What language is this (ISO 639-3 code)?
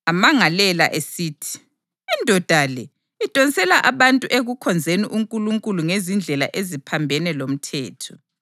nde